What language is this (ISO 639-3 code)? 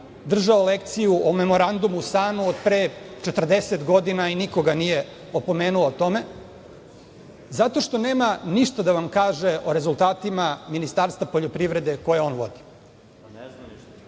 srp